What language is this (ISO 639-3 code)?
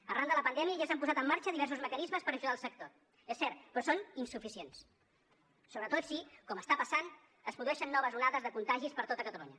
cat